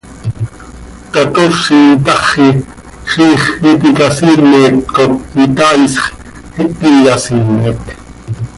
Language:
Seri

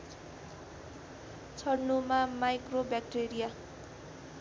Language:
Nepali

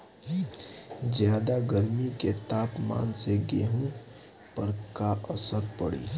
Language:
Bhojpuri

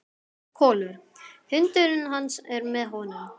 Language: Icelandic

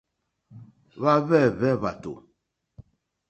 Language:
Mokpwe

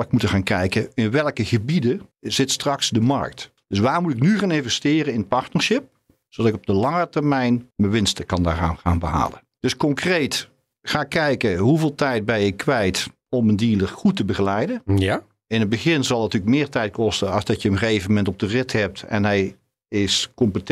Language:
Dutch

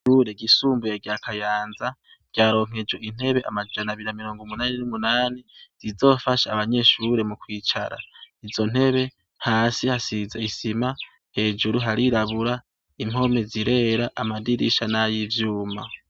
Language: Rundi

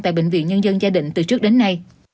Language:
Vietnamese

